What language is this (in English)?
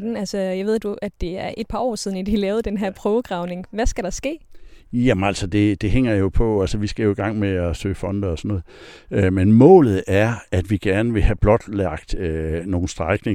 Danish